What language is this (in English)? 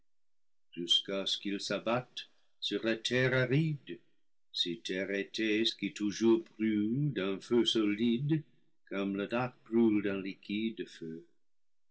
French